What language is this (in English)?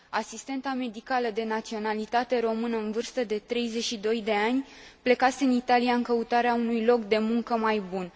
Romanian